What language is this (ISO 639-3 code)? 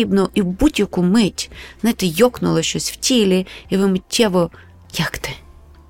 ukr